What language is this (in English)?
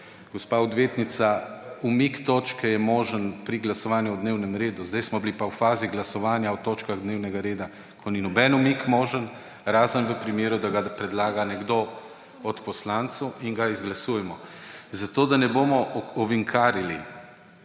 Slovenian